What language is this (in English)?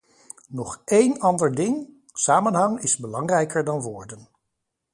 Dutch